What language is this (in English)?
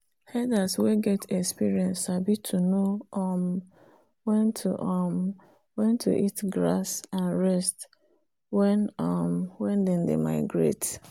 Nigerian Pidgin